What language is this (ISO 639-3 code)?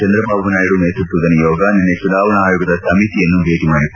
kan